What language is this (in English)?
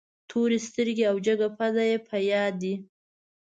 Pashto